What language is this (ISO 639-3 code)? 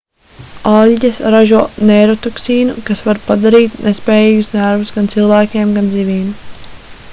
lav